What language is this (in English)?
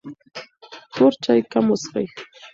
Pashto